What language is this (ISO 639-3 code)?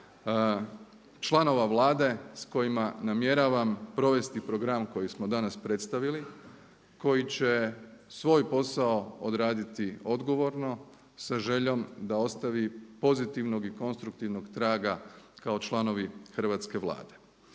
hrv